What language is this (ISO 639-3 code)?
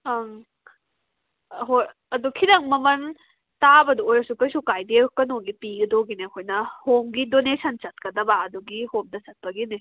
mni